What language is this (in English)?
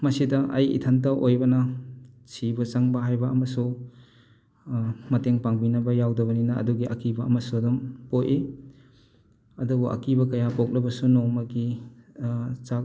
Manipuri